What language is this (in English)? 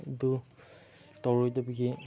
Manipuri